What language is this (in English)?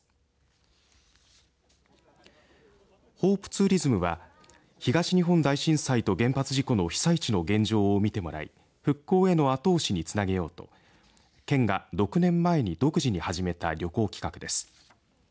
Japanese